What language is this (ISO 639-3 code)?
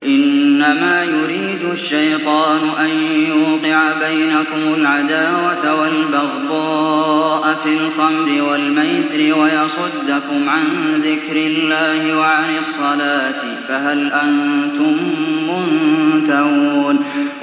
ara